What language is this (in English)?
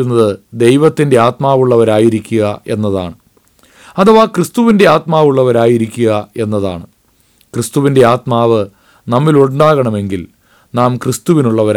Malayalam